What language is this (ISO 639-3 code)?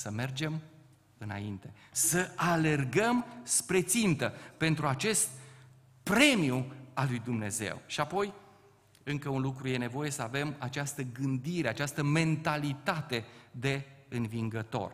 ron